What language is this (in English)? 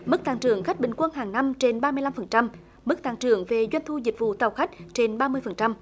Vietnamese